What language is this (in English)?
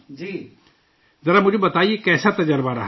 Urdu